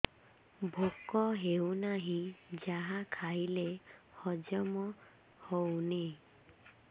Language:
Odia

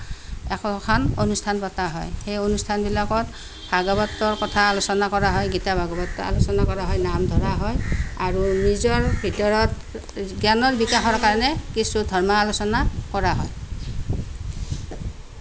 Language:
Assamese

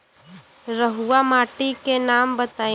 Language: Bhojpuri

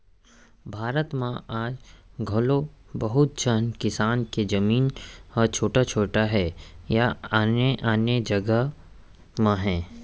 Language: Chhattisgarhi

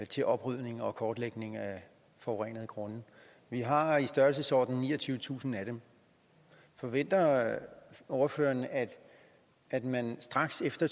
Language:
Danish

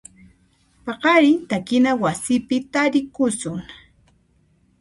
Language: Puno Quechua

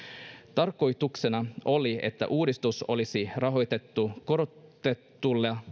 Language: Finnish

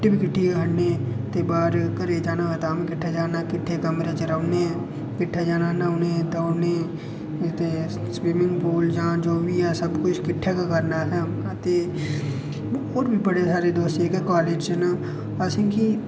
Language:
Dogri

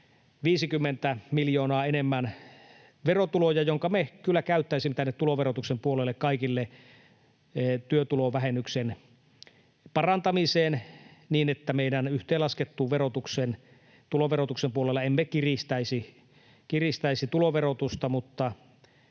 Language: Finnish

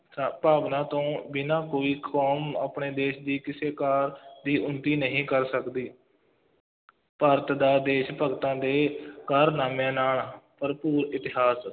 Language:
Punjabi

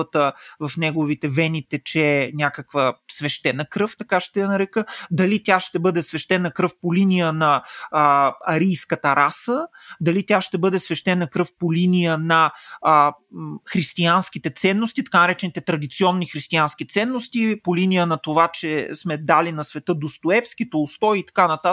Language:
Bulgarian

